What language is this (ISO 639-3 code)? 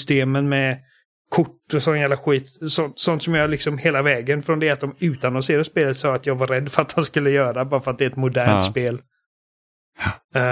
swe